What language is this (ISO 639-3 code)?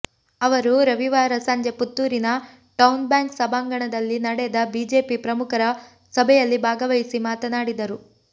kan